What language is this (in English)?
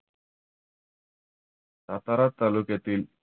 Marathi